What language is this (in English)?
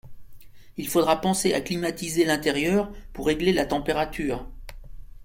French